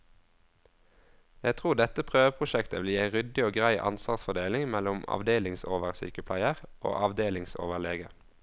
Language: Norwegian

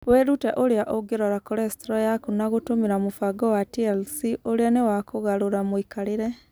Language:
Kikuyu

